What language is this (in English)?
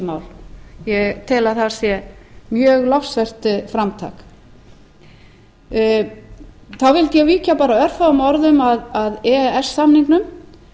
Icelandic